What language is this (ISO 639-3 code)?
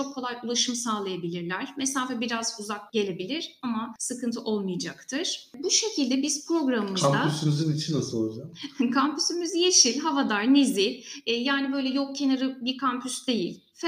tur